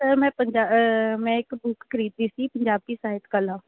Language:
Punjabi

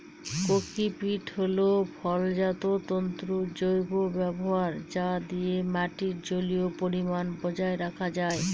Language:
Bangla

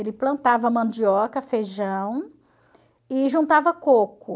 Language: Portuguese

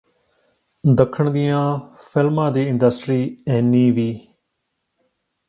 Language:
Punjabi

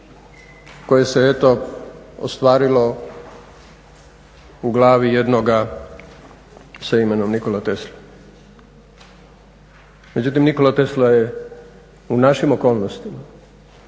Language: Croatian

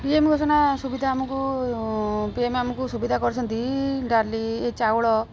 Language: Odia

